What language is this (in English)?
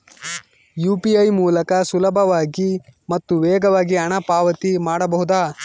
Kannada